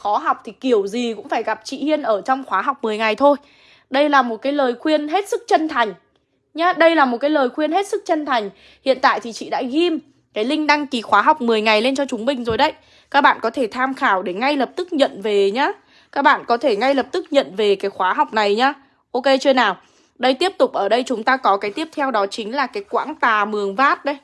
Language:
Vietnamese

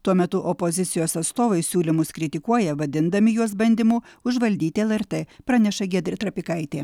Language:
Lithuanian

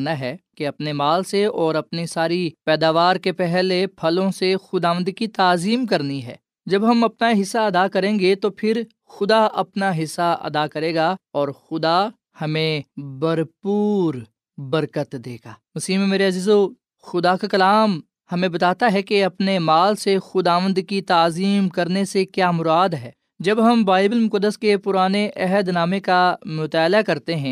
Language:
Urdu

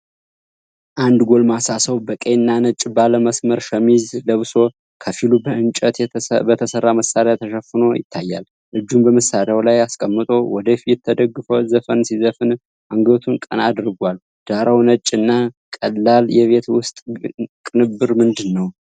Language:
Amharic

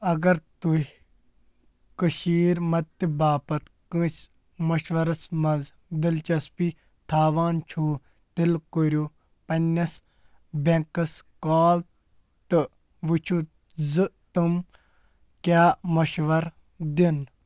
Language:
Kashmiri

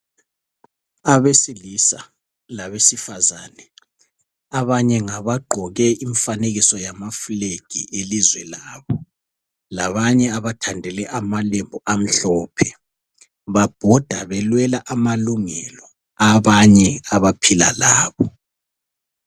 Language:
North Ndebele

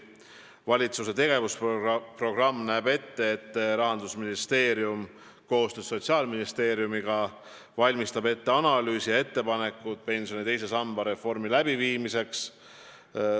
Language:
Estonian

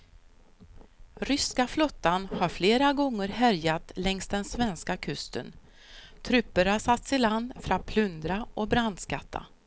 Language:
Swedish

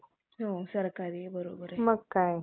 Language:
Marathi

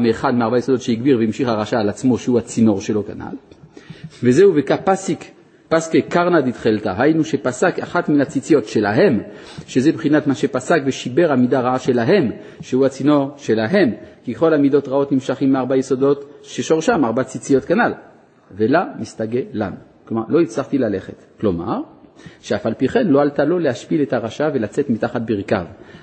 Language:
Hebrew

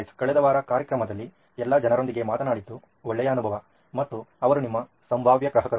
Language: Kannada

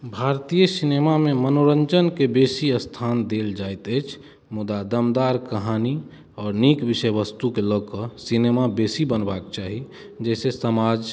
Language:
Maithili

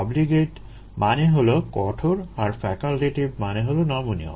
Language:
Bangla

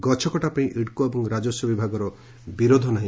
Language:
Odia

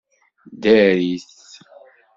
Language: Kabyle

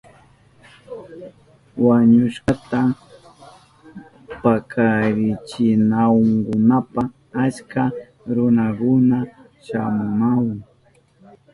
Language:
Southern Pastaza Quechua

